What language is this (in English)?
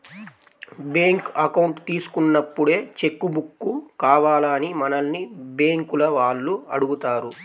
Telugu